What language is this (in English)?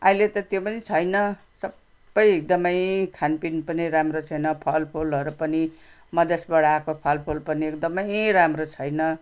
Nepali